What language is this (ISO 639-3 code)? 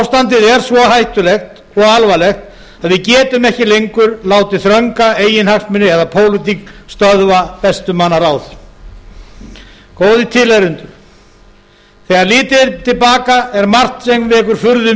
isl